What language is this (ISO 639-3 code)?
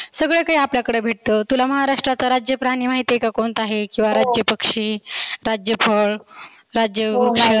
mar